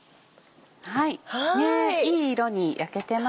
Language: Japanese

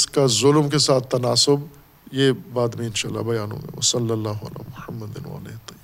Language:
Urdu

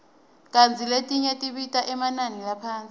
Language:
Swati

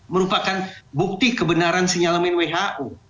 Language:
Indonesian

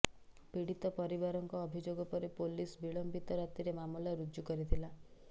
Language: Odia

